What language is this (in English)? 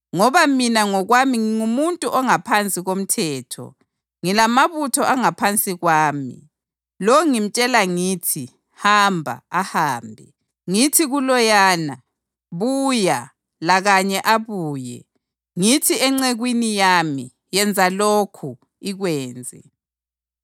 North Ndebele